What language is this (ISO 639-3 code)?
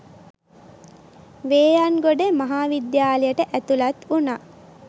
sin